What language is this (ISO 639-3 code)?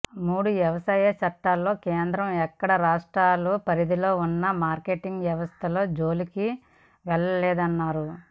tel